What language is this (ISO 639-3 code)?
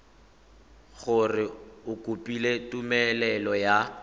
tsn